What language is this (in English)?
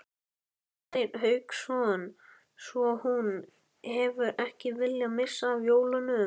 Icelandic